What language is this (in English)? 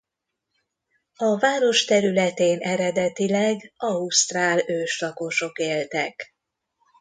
Hungarian